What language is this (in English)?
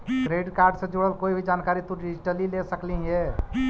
Magahi